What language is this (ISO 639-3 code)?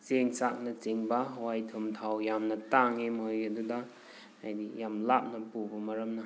mni